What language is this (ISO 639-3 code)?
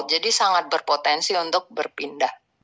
ind